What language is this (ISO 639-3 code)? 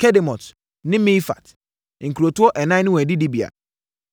aka